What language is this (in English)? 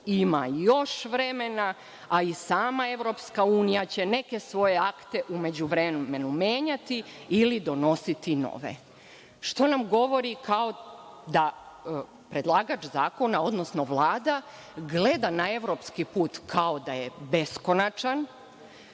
Serbian